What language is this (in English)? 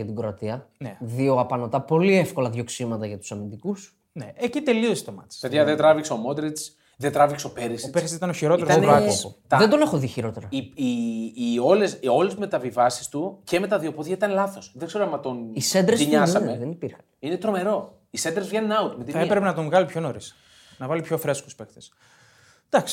Greek